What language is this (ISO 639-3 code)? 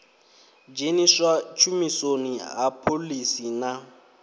ven